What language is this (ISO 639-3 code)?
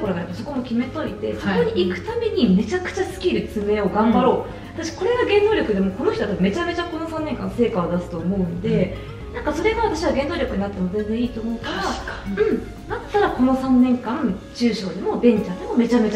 jpn